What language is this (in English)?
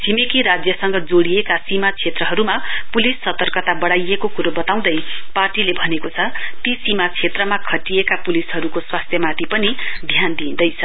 Nepali